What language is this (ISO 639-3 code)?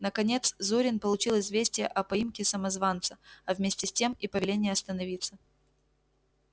rus